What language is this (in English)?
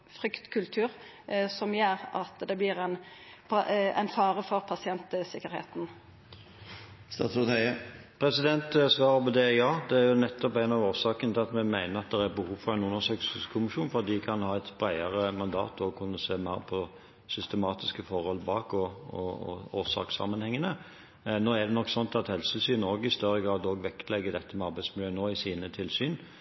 Norwegian